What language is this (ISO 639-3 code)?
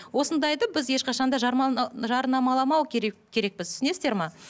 kaz